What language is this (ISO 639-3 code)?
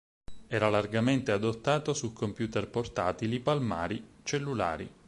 ita